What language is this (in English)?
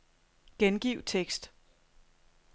Danish